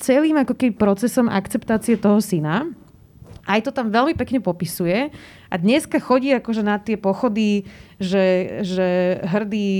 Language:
Slovak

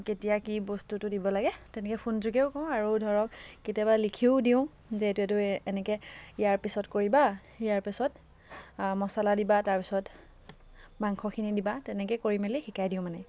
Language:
Assamese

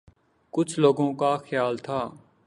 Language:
Urdu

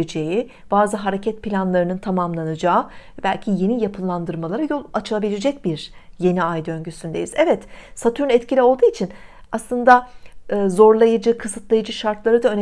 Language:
Turkish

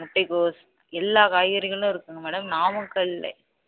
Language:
Tamil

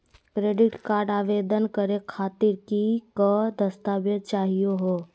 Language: Magahi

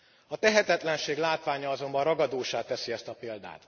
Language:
Hungarian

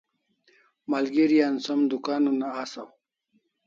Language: Kalasha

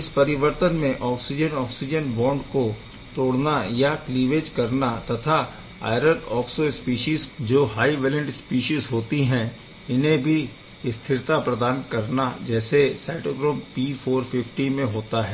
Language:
Hindi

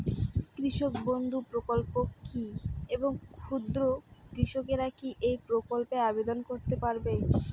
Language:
Bangla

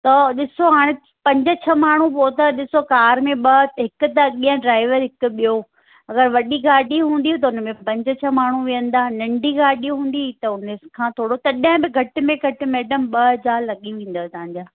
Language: Sindhi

